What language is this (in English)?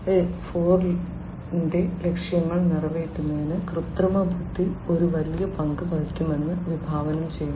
Malayalam